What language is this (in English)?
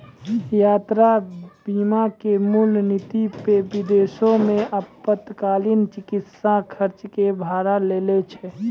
Maithili